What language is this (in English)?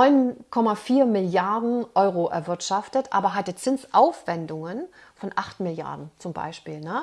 German